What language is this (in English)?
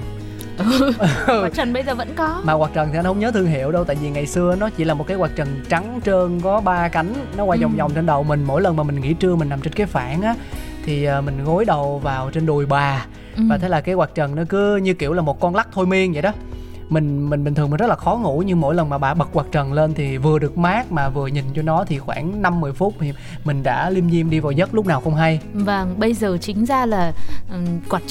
Vietnamese